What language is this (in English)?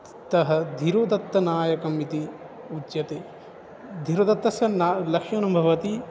Sanskrit